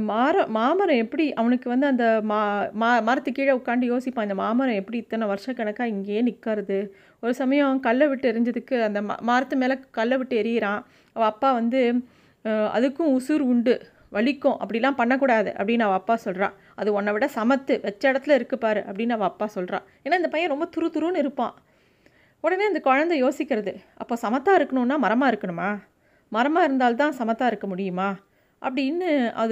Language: Tamil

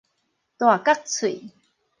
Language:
Min Nan Chinese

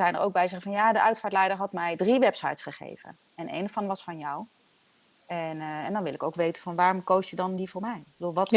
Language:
Dutch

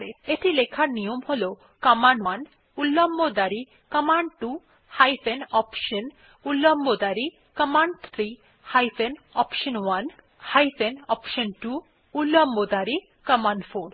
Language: Bangla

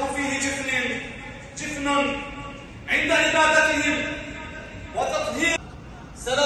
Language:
Arabic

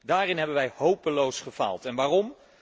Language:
Dutch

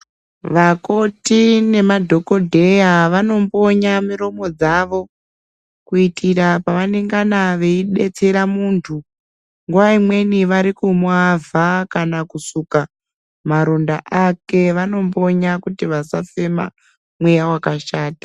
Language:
Ndau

